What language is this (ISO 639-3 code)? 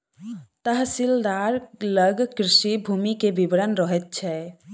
mai